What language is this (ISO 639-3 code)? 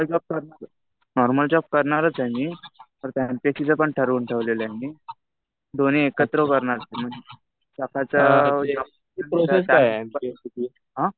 mar